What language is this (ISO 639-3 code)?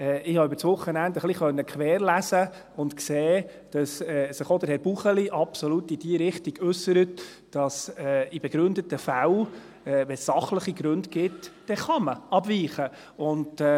gsw